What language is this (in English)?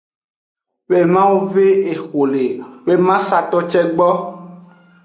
Aja (Benin)